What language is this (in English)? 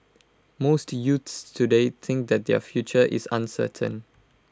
English